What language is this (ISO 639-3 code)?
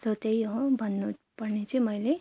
nep